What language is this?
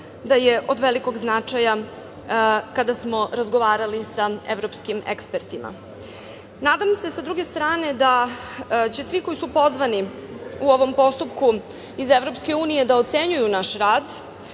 Serbian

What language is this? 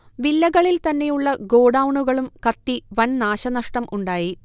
Malayalam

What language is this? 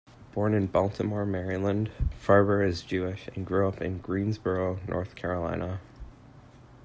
English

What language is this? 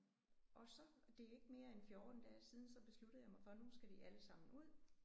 Danish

